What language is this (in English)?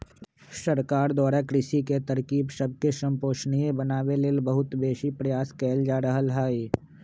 Magahi